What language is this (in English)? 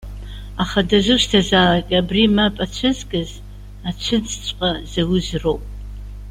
Abkhazian